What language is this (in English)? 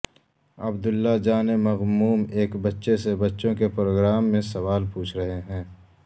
Urdu